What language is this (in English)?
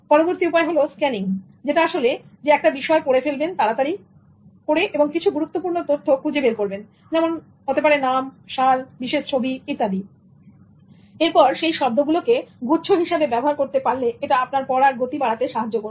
Bangla